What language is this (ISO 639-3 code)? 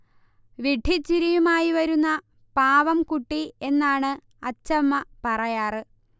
mal